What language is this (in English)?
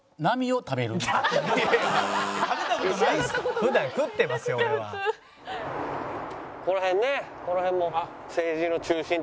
Japanese